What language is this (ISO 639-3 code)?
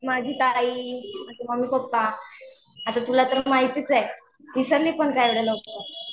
mar